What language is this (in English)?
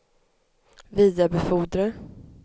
Swedish